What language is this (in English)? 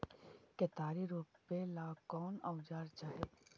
Magahi